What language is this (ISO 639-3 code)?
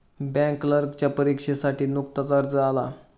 mar